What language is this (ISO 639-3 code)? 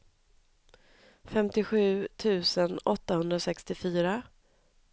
swe